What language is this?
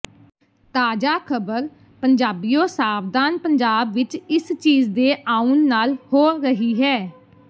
Punjabi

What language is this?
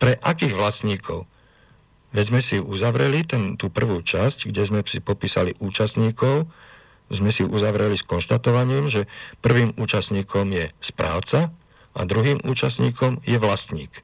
Slovak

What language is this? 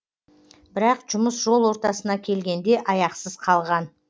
Kazakh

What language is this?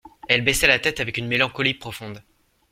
French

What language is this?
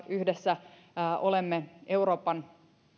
Finnish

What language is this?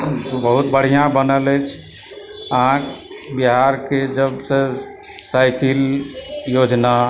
Maithili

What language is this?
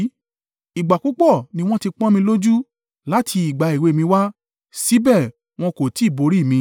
Yoruba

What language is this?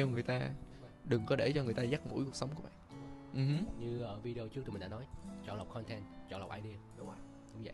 Vietnamese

